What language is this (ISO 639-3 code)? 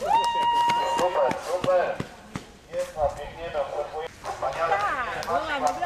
pol